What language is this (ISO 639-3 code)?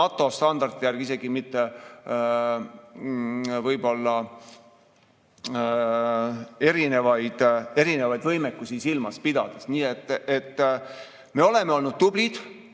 est